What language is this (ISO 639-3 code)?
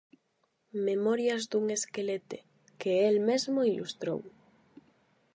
glg